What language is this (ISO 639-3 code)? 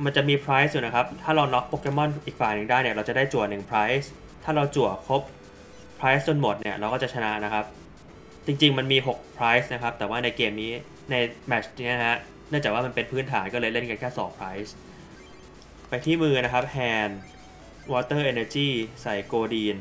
tha